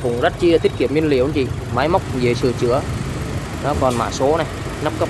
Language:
Vietnamese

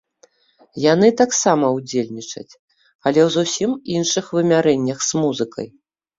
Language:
Belarusian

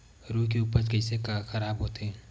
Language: Chhattisgarhi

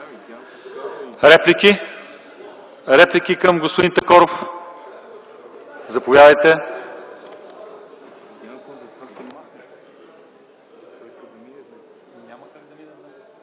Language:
Bulgarian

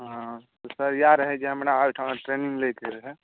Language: Maithili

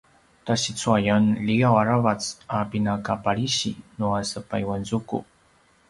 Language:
Paiwan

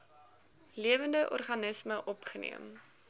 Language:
Afrikaans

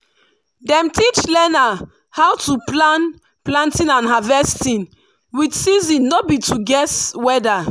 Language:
Nigerian Pidgin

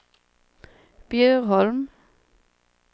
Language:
Swedish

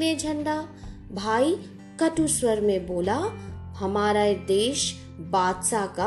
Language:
Hindi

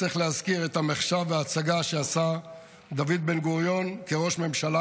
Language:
Hebrew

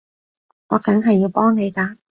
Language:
Cantonese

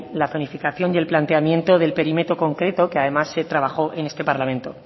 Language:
Spanish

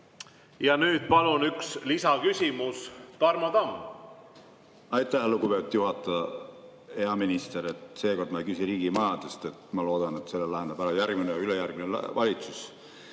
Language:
Estonian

